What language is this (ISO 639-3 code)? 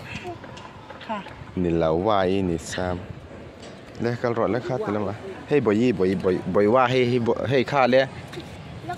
tha